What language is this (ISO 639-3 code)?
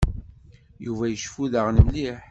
kab